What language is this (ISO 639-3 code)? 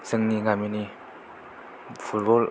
brx